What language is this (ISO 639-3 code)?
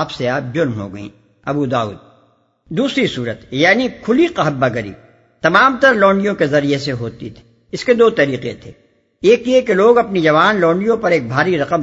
urd